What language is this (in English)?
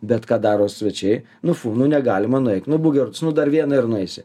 Lithuanian